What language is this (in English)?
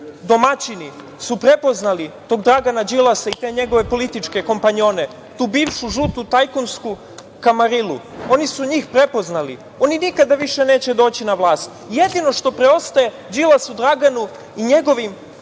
Serbian